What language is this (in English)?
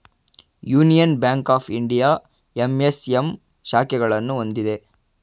Kannada